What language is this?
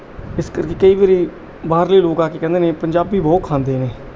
Punjabi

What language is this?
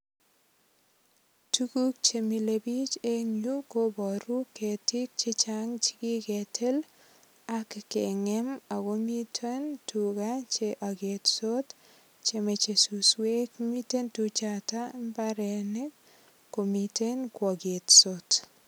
Kalenjin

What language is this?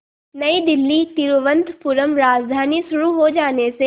Hindi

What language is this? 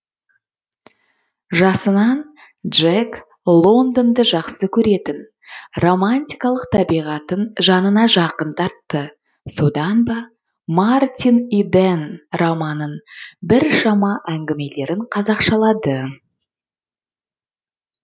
Kazakh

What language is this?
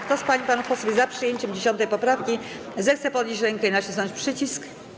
Polish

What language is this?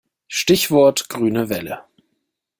German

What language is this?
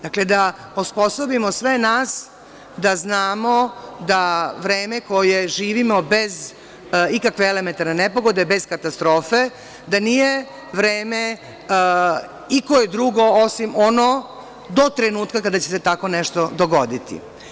Serbian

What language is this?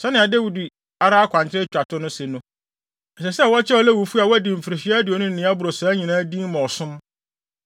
Akan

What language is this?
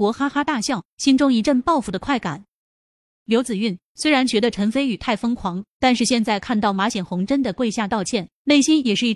Chinese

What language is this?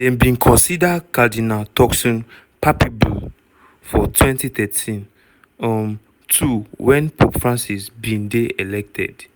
Nigerian Pidgin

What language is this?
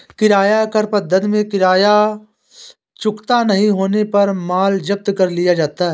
Hindi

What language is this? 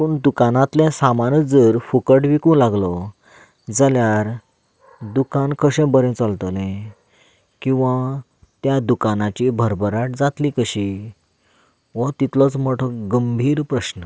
Konkani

